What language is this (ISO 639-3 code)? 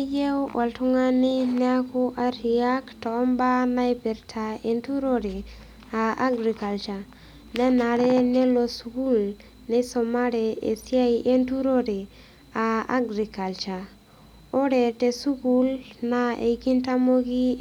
mas